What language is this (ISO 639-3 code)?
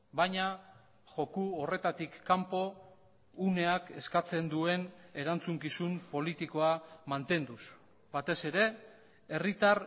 eus